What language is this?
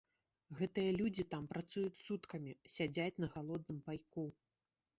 Belarusian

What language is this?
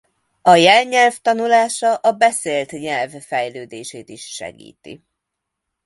Hungarian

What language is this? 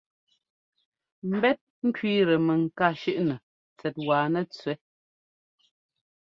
Ngomba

